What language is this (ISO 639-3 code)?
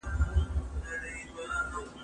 pus